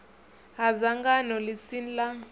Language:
Venda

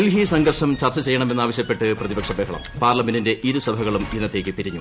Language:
Malayalam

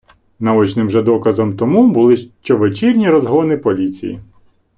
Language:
Ukrainian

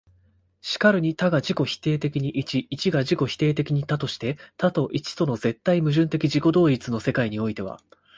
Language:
Japanese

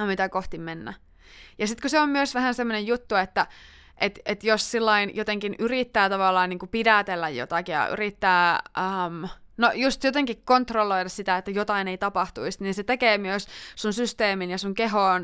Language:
Finnish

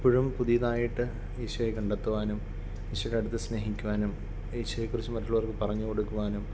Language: Malayalam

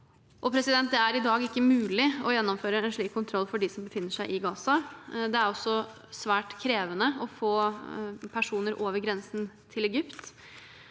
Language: Norwegian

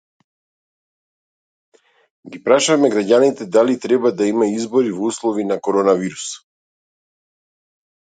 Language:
Macedonian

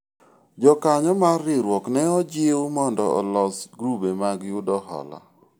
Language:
Luo (Kenya and Tanzania)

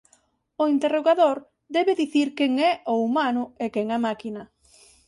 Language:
Galician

